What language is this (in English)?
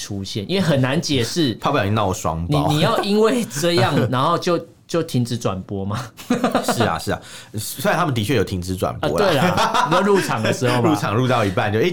Chinese